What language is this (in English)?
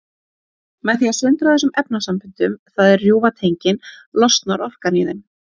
Icelandic